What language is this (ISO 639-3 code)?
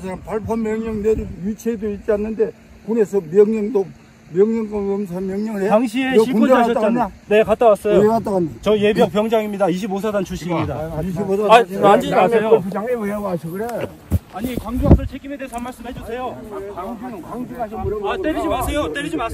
kor